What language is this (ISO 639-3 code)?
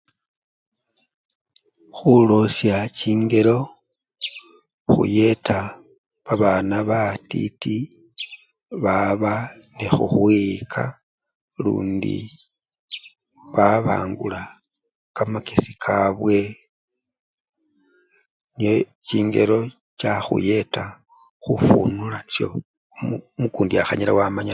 luy